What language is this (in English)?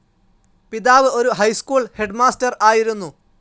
Malayalam